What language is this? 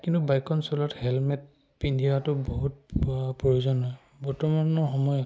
Assamese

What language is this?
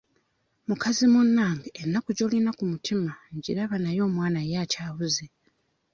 Ganda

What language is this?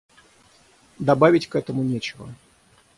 Russian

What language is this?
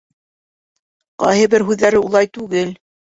Bashkir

